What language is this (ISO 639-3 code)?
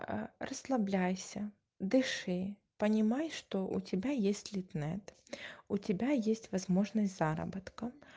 rus